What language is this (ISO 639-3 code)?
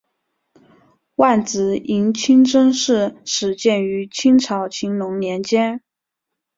zho